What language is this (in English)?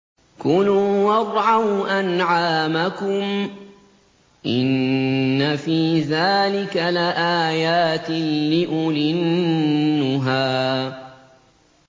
Arabic